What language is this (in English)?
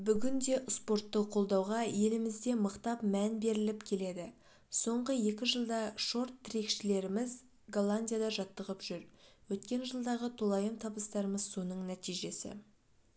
Kazakh